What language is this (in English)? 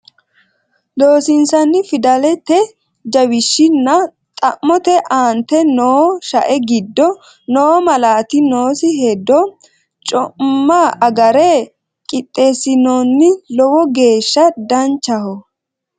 Sidamo